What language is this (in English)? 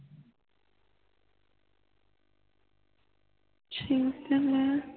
Punjabi